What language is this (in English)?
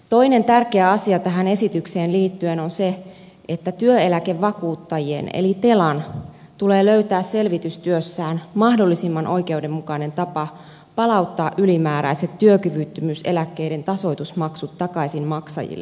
Finnish